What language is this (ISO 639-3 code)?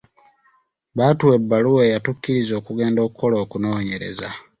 lug